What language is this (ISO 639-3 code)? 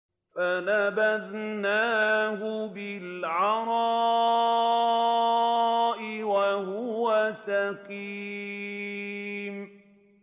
ara